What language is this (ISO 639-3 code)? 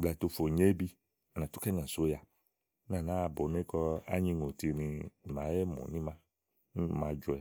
ahl